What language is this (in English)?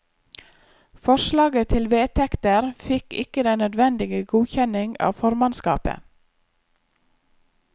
Norwegian